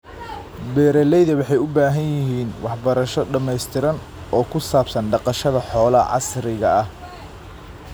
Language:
Somali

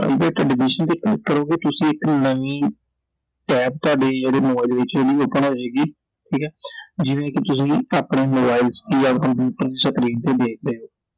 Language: Punjabi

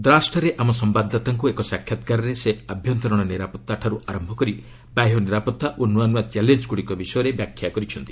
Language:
Odia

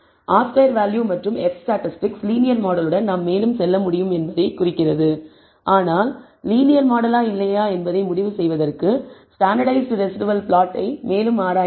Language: Tamil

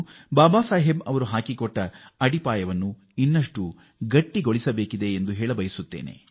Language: Kannada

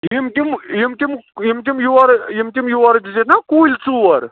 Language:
Kashmiri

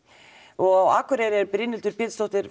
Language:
Icelandic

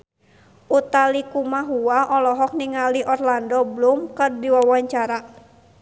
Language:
Sundanese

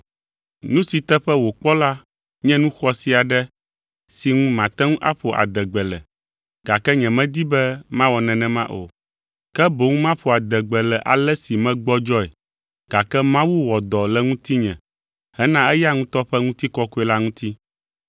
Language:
Ewe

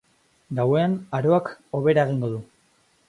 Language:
Basque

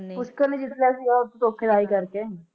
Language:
Punjabi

